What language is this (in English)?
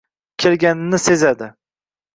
Uzbek